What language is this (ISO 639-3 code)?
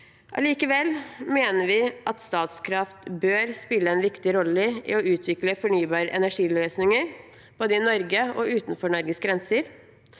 nor